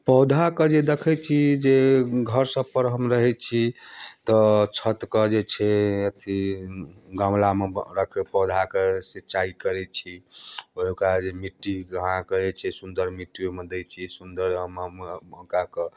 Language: Maithili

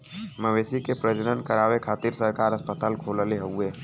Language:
Bhojpuri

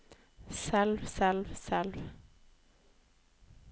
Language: Norwegian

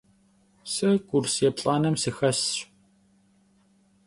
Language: Kabardian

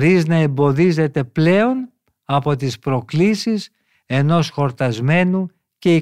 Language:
Greek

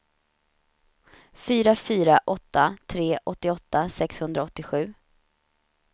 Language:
Swedish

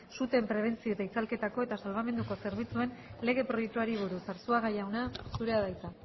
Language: Basque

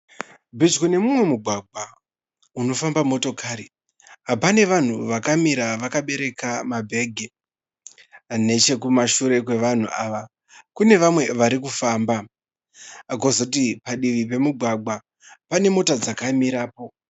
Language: Shona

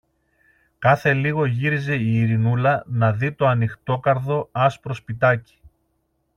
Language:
Greek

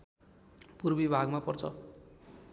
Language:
Nepali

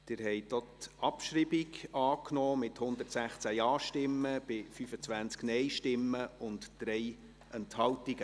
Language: Swiss German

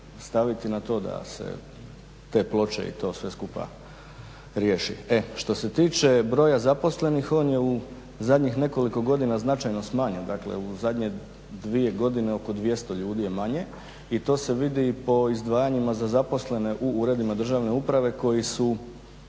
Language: Croatian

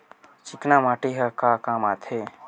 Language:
Chhattisgarhi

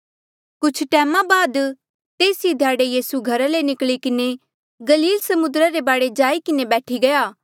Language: Mandeali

